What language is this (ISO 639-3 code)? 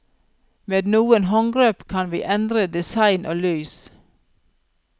nor